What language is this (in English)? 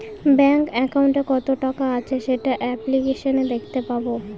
Bangla